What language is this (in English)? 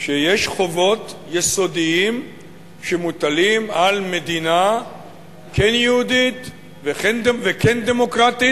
Hebrew